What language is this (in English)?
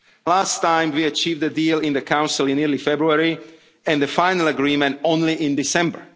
English